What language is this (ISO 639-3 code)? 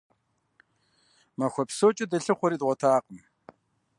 kbd